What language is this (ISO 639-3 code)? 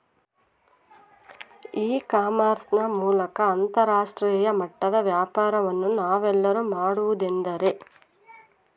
kan